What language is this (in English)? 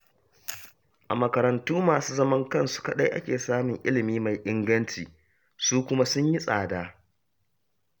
Hausa